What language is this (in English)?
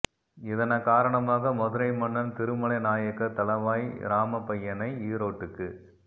Tamil